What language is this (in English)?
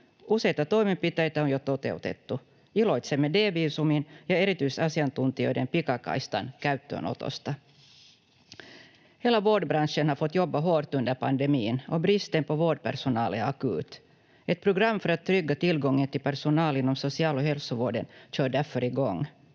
Finnish